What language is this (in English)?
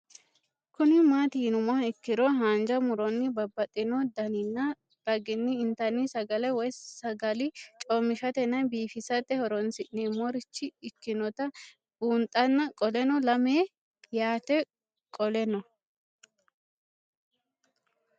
Sidamo